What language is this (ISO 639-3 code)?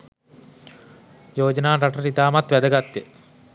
sin